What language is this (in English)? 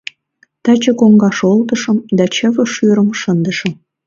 Mari